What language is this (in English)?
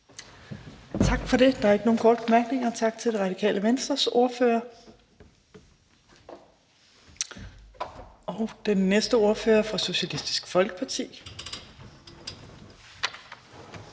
Danish